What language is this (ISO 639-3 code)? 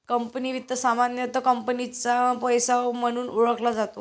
mar